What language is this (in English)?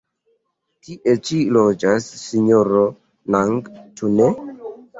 Esperanto